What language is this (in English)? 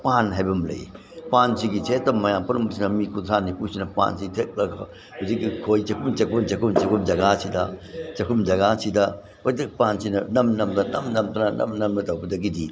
Manipuri